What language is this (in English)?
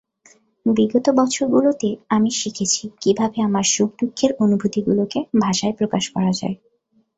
Bangla